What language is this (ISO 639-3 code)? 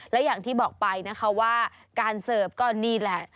tha